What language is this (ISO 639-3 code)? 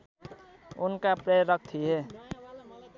nep